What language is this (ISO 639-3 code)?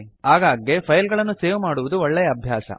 kan